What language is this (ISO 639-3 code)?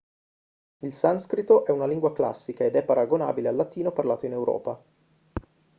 ita